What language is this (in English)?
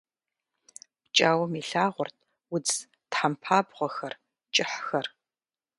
Kabardian